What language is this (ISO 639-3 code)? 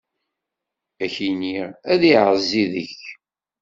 kab